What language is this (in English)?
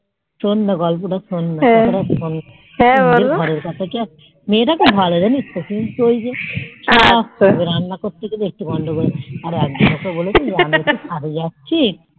Bangla